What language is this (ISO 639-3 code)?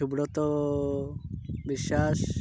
ori